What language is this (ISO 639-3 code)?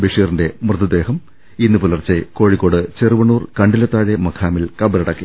mal